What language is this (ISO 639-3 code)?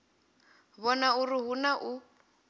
ven